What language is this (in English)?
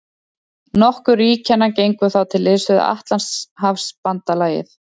Icelandic